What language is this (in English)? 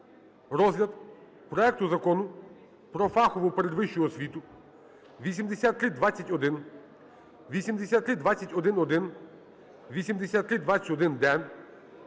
Ukrainian